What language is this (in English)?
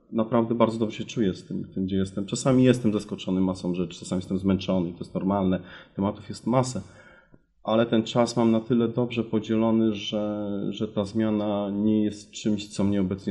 Polish